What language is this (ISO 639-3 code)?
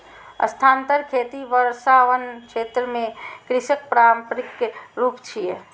mai